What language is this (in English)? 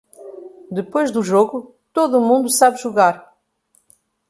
Portuguese